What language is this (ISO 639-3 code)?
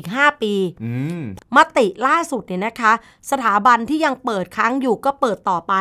tha